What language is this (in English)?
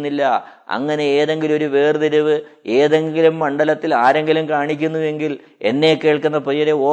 Malayalam